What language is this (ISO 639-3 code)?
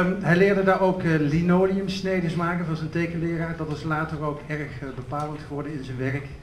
nld